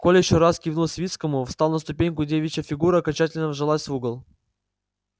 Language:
Russian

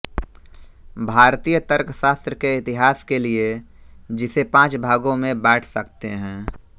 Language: Hindi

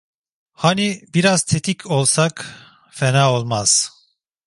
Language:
Turkish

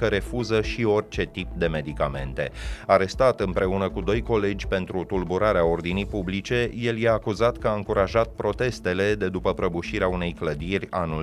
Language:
Romanian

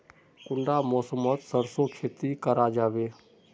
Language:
Magahi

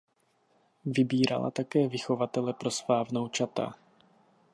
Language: Czech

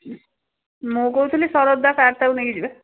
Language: Odia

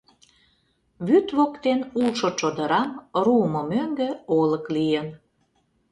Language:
Mari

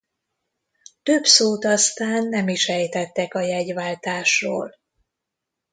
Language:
Hungarian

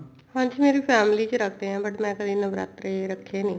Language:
Punjabi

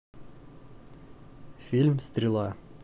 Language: Russian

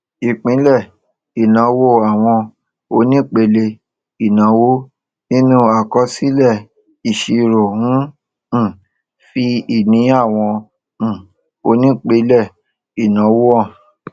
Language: Yoruba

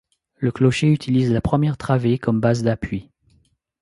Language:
French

